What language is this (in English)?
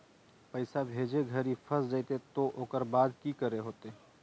Magahi